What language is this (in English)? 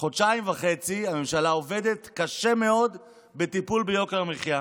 Hebrew